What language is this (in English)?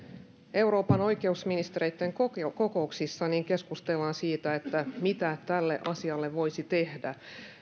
Finnish